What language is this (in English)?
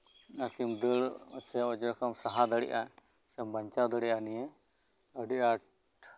Santali